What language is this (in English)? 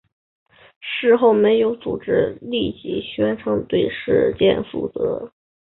Chinese